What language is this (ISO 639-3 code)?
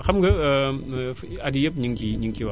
wol